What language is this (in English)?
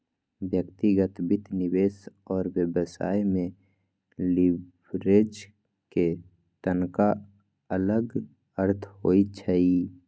Magahi